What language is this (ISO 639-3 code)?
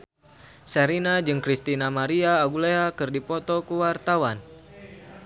sun